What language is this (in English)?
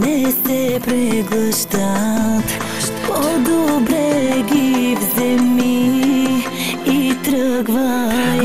Romanian